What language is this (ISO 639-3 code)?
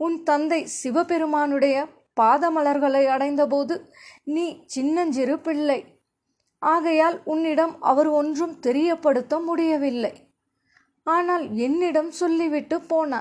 tam